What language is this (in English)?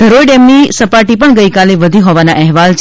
Gujarati